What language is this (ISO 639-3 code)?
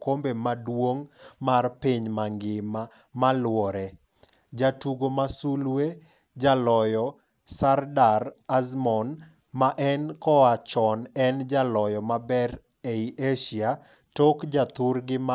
luo